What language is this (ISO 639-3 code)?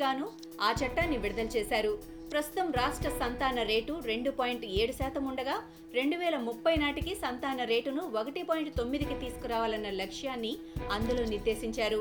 tel